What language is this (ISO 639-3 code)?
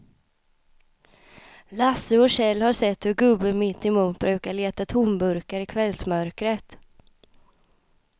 swe